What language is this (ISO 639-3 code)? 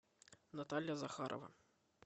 rus